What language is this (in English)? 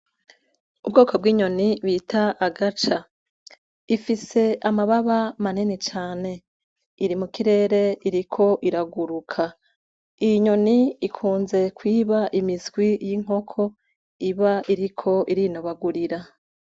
Rundi